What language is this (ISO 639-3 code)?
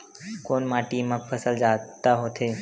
hne